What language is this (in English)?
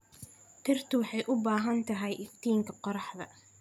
Somali